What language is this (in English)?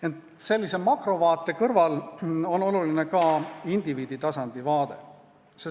Estonian